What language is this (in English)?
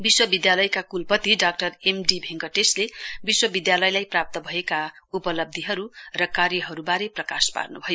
Nepali